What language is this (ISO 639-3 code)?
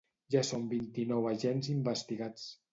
cat